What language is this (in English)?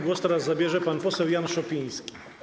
Polish